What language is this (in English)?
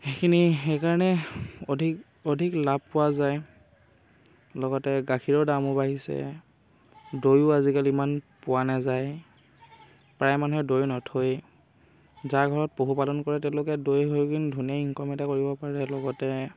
Assamese